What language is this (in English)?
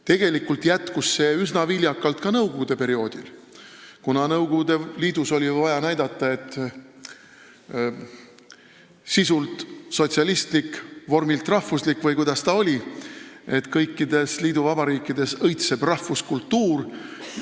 Estonian